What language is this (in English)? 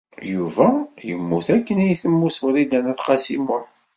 Kabyle